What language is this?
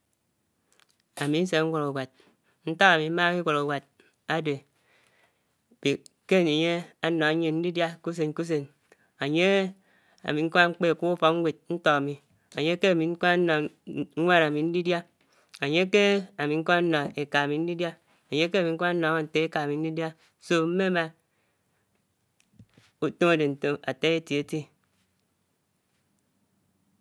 Anaang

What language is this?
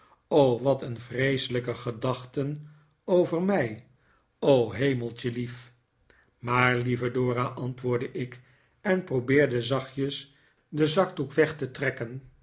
Dutch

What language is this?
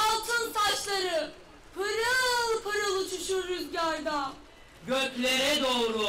Turkish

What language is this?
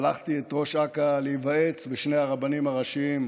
Hebrew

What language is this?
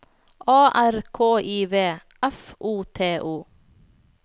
Norwegian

